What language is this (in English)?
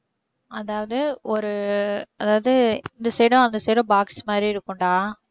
Tamil